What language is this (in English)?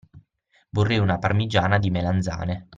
Italian